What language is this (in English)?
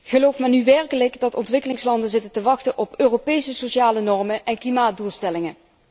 Dutch